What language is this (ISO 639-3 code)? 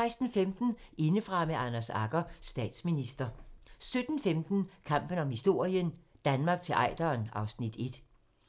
dan